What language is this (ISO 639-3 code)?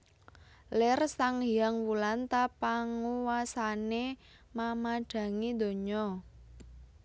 jav